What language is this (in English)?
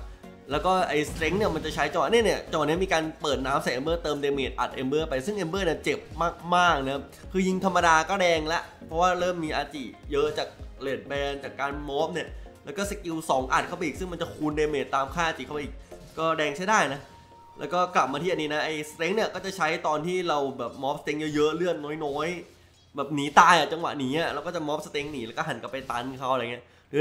Thai